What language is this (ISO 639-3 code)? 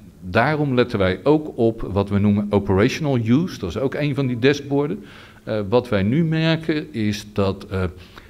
nld